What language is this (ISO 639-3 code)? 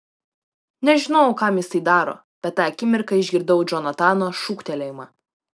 lit